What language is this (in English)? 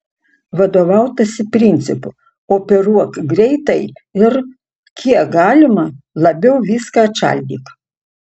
Lithuanian